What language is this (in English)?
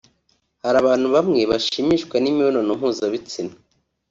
Kinyarwanda